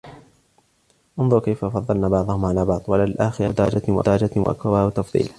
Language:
Arabic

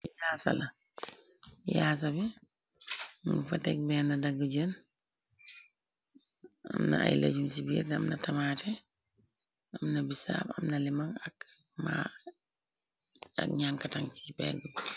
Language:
Wolof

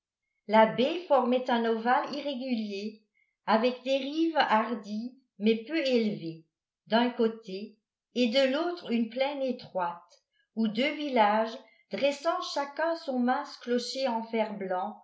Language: French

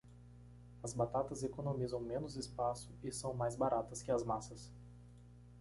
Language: Portuguese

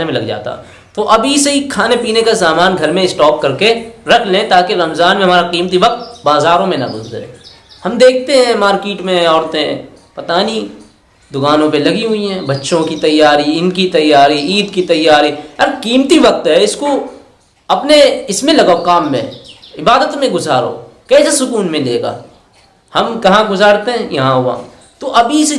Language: Hindi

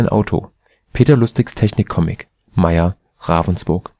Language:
German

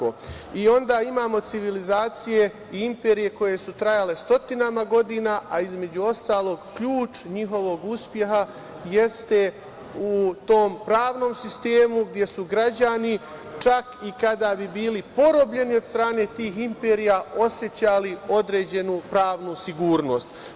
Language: Serbian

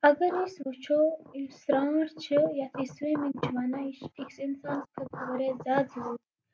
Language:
Kashmiri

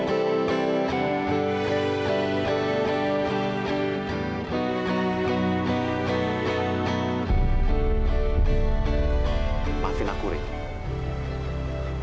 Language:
Indonesian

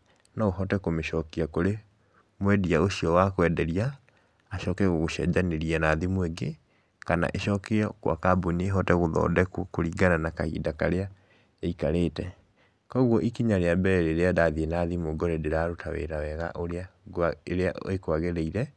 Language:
Kikuyu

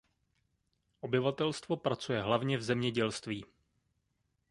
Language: Czech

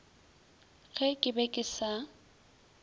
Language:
Northern Sotho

